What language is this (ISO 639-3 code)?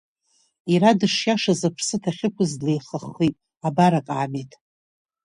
abk